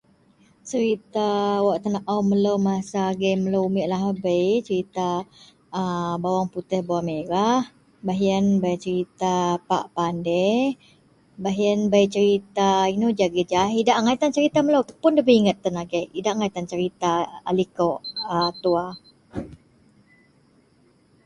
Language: Central Melanau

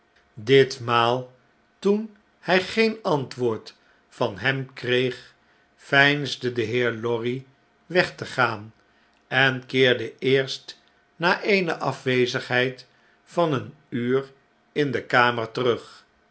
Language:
Dutch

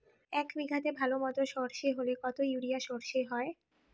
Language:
Bangla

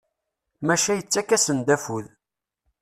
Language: Kabyle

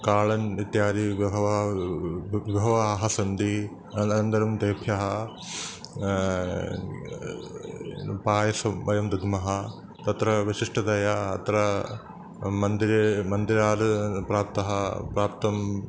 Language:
Sanskrit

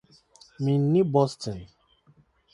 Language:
Akan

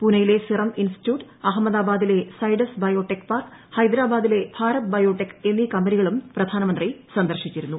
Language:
Malayalam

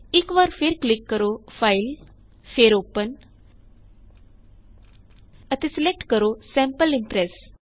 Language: Punjabi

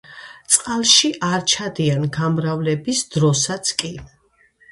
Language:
Georgian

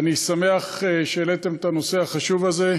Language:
Hebrew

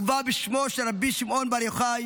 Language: Hebrew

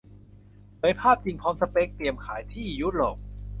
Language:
Thai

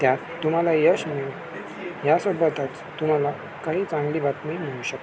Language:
Marathi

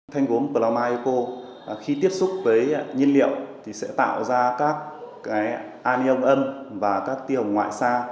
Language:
Vietnamese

